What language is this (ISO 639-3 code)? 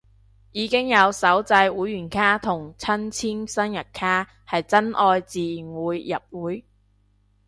yue